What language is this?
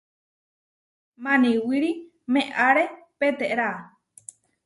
Huarijio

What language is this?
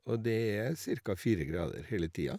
Norwegian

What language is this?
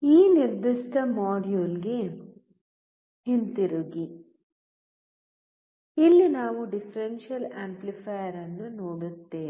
Kannada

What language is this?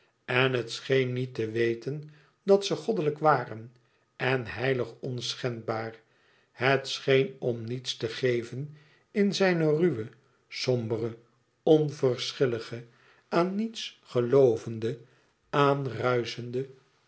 Dutch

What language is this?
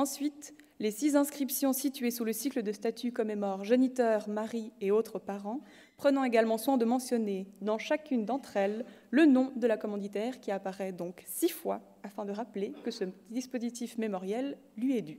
French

